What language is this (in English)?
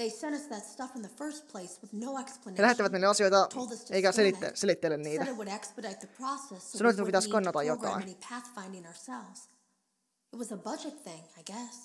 Finnish